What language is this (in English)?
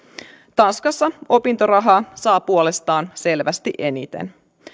Finnish